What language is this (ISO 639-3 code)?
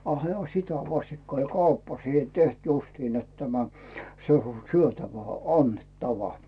fin